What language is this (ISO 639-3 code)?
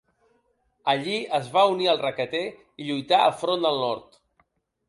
cat